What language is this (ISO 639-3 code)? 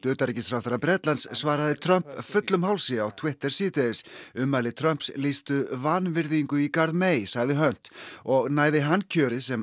isl